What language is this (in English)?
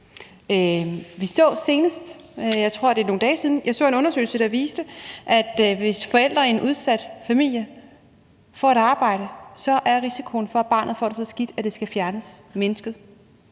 Danish